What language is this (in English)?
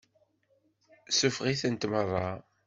Kabyle